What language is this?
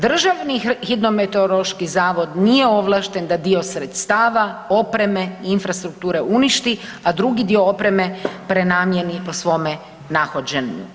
Croatian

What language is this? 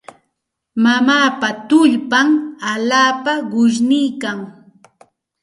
Santa Ana de Tusi Pasco Quechua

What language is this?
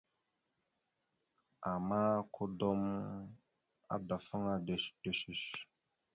Mada (Cameroon)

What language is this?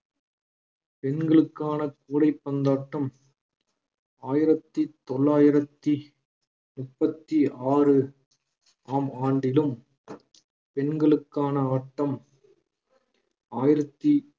Tamil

